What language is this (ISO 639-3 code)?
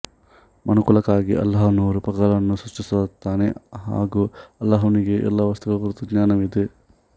kan